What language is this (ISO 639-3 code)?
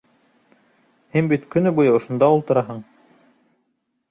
bak